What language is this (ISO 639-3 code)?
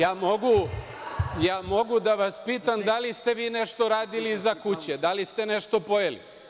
srp